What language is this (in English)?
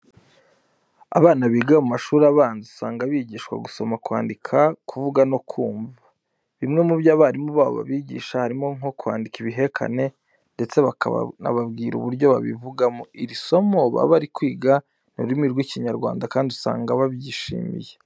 Kinyarwanda